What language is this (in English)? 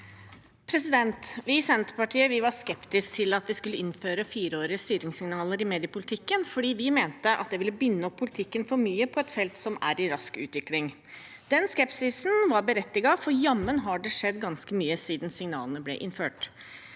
Norwegian